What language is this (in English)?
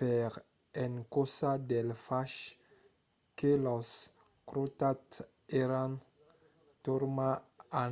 Occitan